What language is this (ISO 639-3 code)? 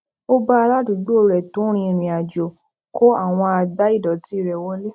yor